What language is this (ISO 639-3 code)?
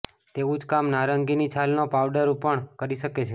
guj